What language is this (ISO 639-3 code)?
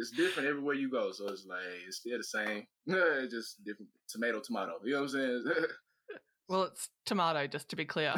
eng